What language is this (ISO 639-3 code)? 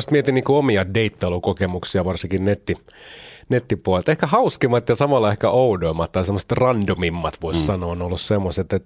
fin